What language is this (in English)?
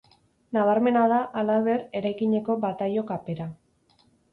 Basque